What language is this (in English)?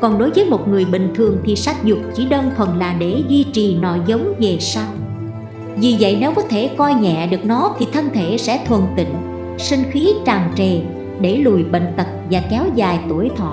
Vietnamese